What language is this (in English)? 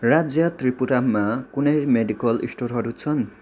Nepali